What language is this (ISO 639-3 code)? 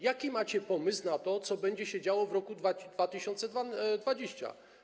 pol